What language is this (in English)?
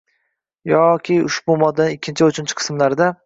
Uzbek